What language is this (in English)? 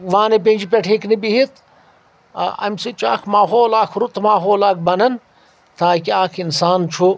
Kashmiri